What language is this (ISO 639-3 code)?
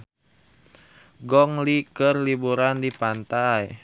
sun